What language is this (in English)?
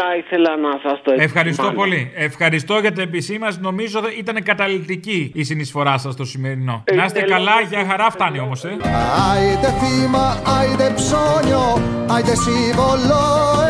Greek